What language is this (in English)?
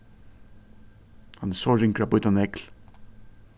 Faroese